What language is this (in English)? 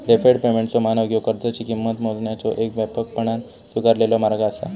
Marathi